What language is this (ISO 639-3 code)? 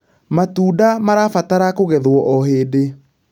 kik